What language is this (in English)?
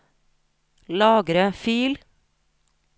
Norwegian